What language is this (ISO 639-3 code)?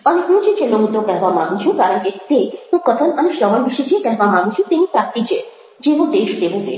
guj